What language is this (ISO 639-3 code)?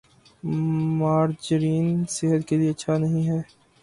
urd